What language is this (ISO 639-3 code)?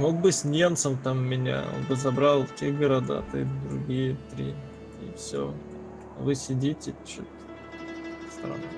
rus